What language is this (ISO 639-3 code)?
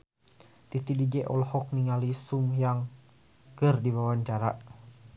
sun